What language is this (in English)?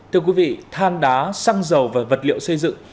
Vietnamese